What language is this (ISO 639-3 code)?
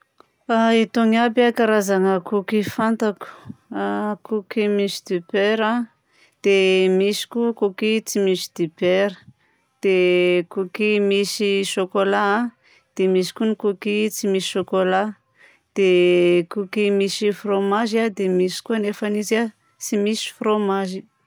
bzc